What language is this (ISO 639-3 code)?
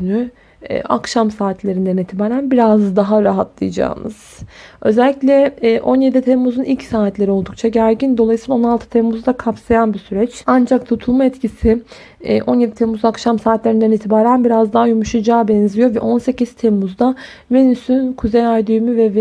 tur